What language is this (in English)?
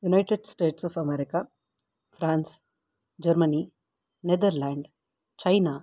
Sanskrit